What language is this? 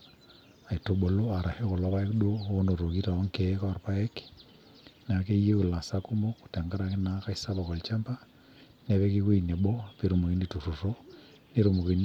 Masai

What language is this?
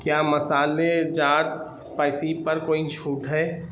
Urdu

